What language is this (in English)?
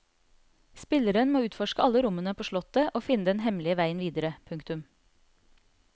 Norwegian